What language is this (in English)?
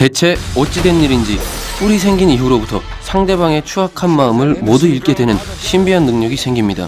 Korean